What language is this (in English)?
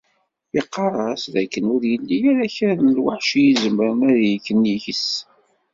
Kabyle